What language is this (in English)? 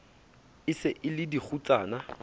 Southern Sotho